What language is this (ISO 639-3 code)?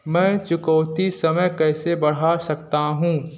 hin